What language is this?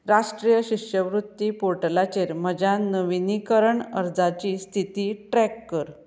Konkani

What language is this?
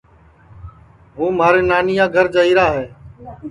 Sansi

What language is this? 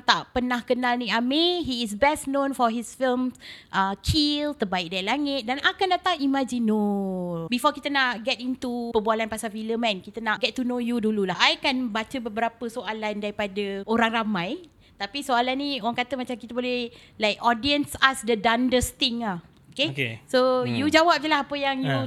Malay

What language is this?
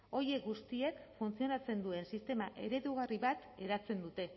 Basque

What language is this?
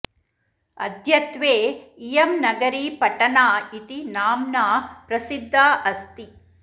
Sanskrit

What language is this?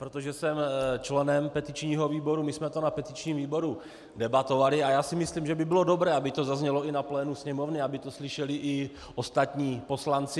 Czech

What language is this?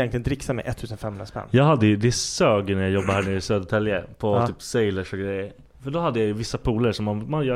Swedish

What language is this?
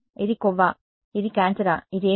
Telugu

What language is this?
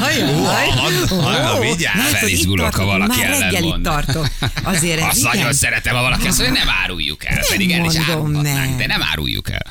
Hungarian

